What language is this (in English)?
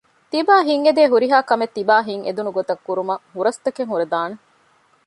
Divehi